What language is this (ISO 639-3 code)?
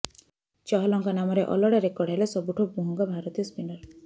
ori